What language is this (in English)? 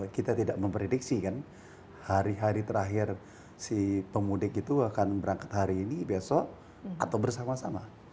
Indonesian